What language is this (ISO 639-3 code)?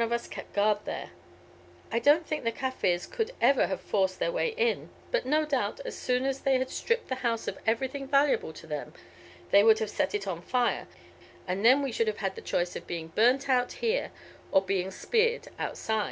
eng